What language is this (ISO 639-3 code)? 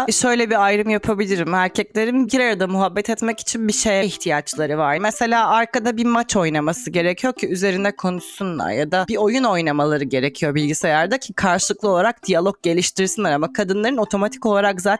tur